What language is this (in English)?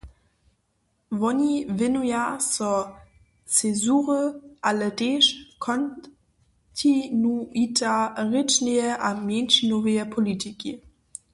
Upper Sorbian